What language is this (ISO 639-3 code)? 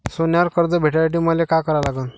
mar